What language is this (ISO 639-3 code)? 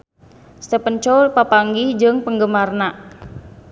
sun